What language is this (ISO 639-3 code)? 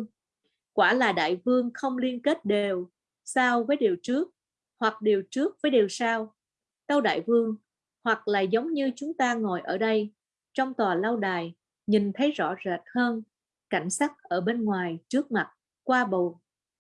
vie